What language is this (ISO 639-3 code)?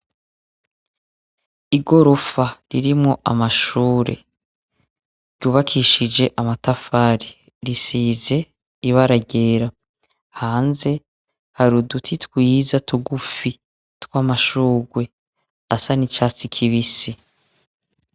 run